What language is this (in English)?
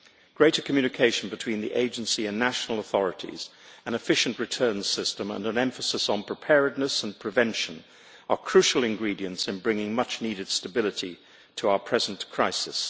English